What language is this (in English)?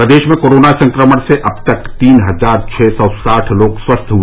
Hindi